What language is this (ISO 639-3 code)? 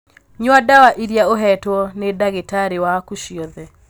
kik